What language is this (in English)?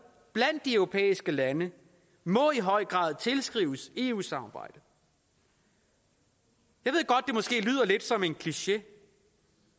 Danish